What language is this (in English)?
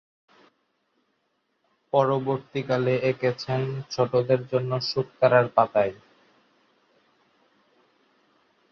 Bangla